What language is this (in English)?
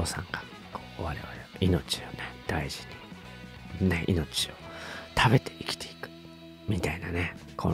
Japanese